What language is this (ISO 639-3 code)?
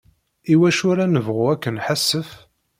kab